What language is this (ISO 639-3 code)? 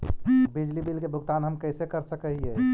mag